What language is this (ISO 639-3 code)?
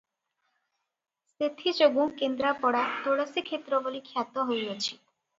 ori